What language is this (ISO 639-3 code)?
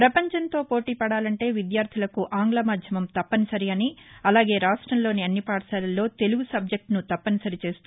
tel